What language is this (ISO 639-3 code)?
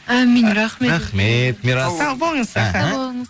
kaz